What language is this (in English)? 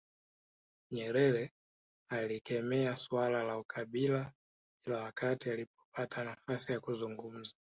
Swahili